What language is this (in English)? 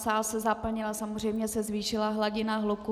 Czech